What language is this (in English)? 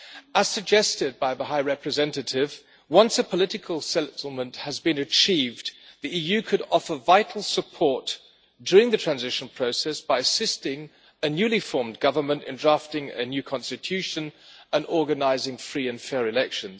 English